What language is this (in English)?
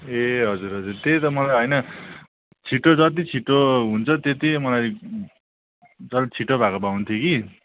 Nepali